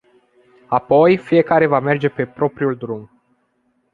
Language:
Romanian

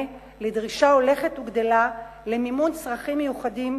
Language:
Hebrew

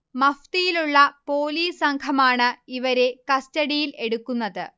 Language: Malayalam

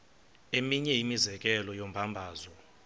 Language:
Xhosa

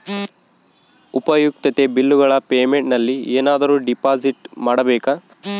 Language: Kannada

